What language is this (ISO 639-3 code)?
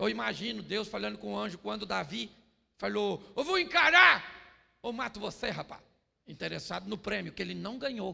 por